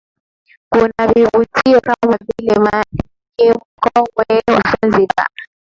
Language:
Swahili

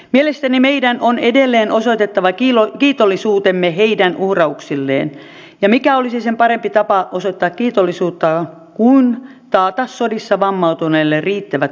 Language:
Finnish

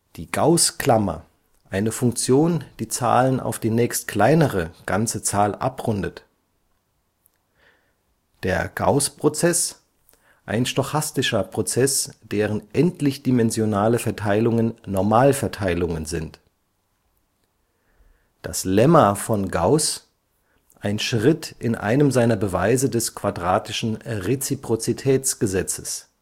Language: German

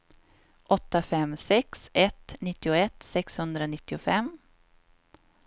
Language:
Swedish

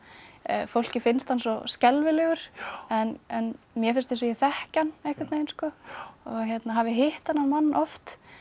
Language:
Icelandic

